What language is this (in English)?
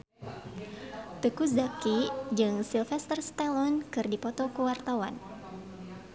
Sundanese